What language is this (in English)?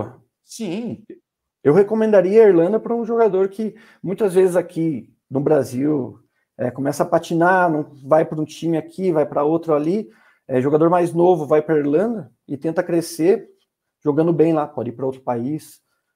Portuguese